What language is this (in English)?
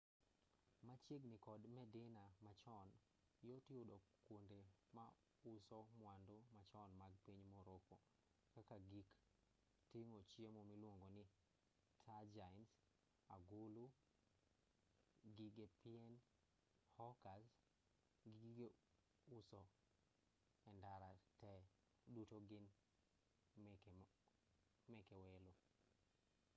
Luo (Kenya and Tanzania)